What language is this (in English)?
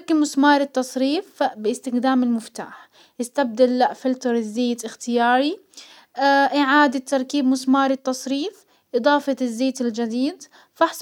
Hijazi Arabic